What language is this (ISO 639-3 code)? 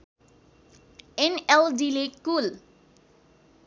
nep